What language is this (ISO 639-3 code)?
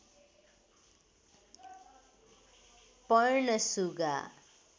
nep